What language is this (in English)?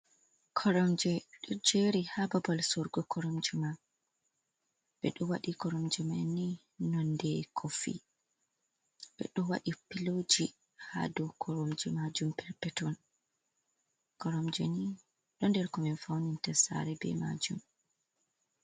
Fula